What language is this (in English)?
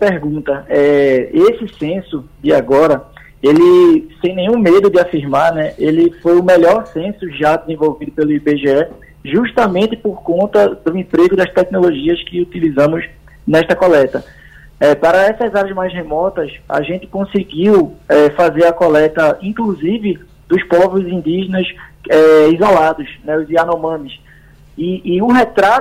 Portuguese